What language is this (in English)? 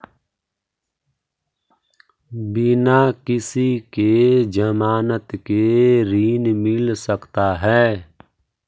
Magahi